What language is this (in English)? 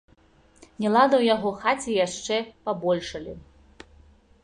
Belarusian